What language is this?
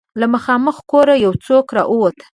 Pashto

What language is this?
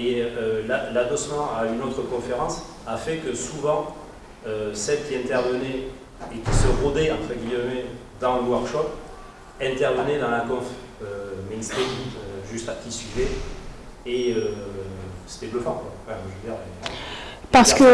French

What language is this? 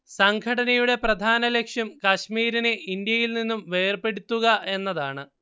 Malayalam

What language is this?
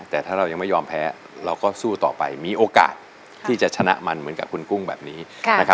Thai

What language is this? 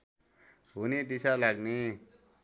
Nepali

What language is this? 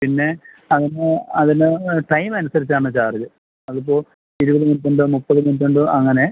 Malayalam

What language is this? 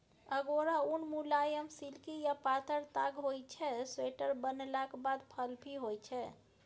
Maithili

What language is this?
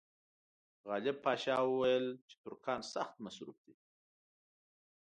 Pashto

